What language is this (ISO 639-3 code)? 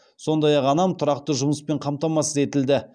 kaz